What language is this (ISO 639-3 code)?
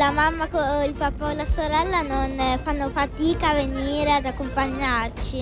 ita